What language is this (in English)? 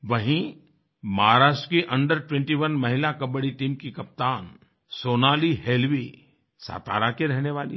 Hindi